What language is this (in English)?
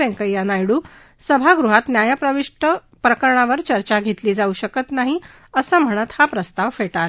Marathi